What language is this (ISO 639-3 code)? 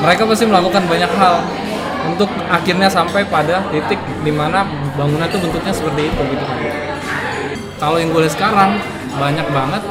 ind